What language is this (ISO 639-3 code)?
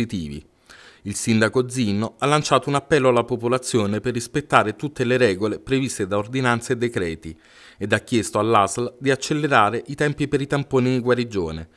ita